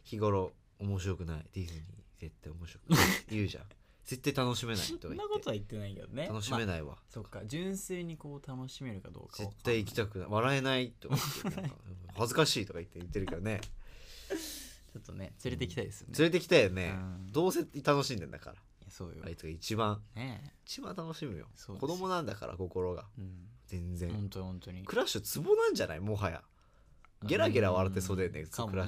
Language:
Japanese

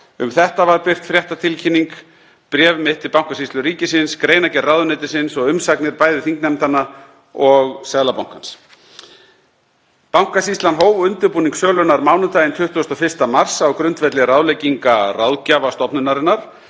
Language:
Icelandic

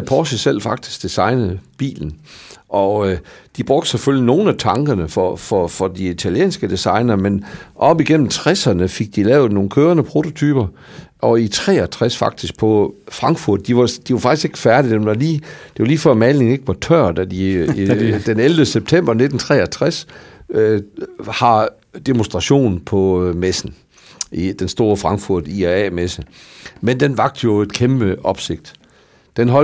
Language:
Danish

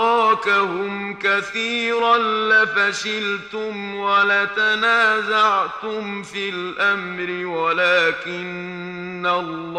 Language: Arabic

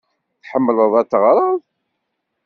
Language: Kabyle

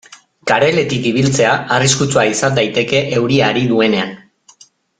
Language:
Basque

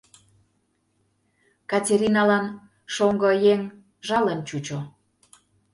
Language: Mari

